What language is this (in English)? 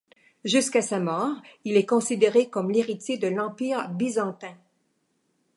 French